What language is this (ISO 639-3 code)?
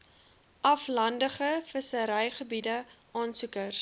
afr